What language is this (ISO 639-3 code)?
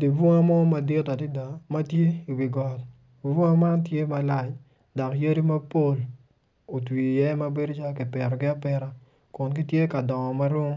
ach